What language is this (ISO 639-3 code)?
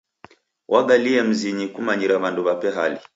dav